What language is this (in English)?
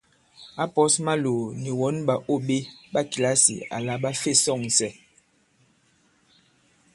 Bankon